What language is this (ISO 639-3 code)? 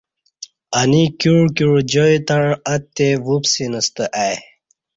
bsh